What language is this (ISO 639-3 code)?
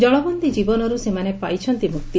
ori